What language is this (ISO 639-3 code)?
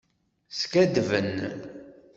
kab